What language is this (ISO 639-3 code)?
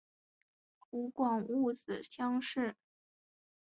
zho